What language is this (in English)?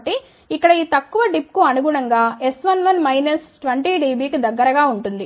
Telugu